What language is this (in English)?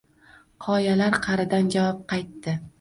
Uzbek